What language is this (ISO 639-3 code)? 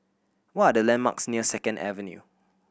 eng